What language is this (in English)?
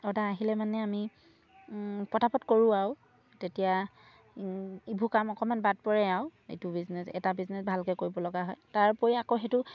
Assamese